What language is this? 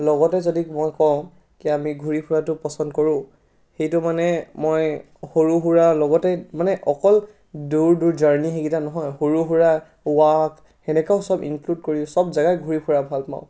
Assamese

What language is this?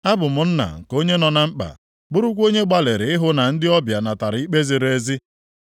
Igbo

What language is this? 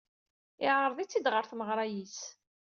Kabyle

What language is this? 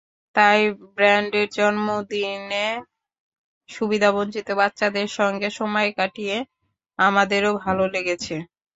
Bangla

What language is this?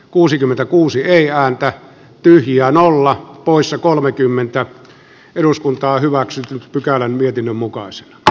Finnish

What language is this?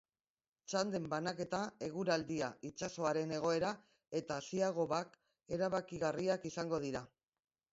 Basque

